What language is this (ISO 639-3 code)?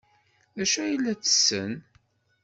kab